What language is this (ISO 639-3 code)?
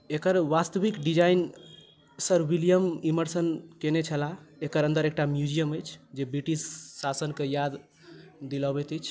mai